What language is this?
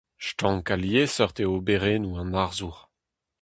Breton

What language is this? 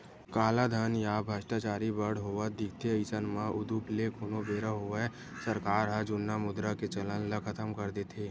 Chhattisgarhi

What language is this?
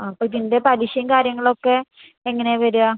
Malayalam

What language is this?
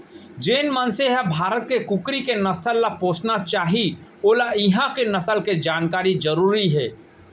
Chhattisgarhi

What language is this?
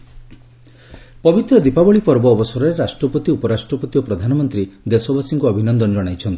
Odia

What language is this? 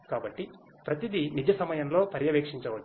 Telugu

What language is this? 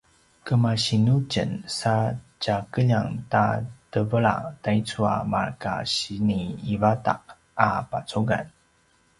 Paiwan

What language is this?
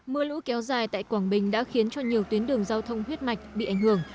Vietnamese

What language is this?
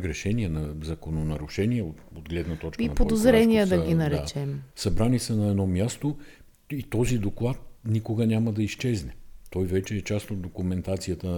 Bulgarian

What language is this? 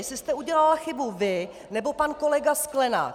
Czech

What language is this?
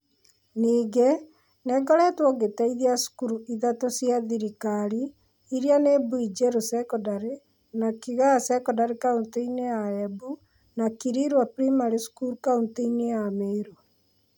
Kikuyu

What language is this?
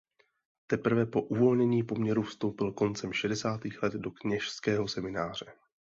Czech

